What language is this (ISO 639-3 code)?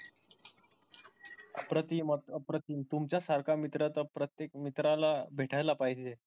mar